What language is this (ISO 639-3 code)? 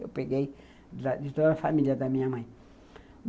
por